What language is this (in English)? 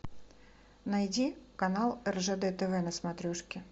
Russian